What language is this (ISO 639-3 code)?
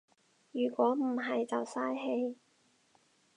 yue